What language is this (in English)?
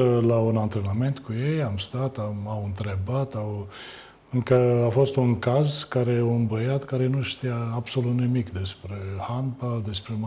Romanian